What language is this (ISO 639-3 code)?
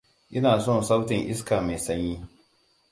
hau